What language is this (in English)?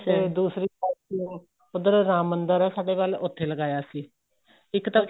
Punjabi